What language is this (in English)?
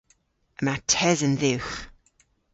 Cornish